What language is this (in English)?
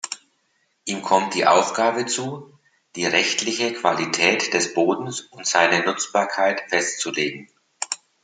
German